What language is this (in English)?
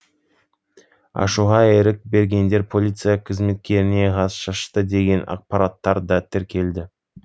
Kazakh